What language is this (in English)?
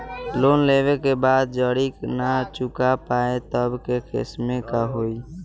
Bhojpuri